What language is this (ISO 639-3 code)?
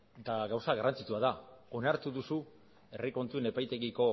eus